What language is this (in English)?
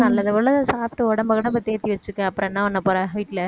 Tamil